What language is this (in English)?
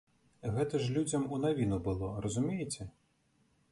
Belarusian